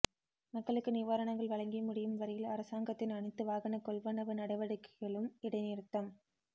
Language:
Tamil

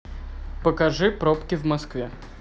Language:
Russian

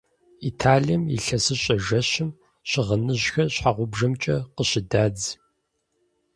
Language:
Kabardian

